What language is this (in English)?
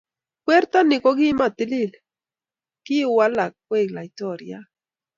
Kalenjin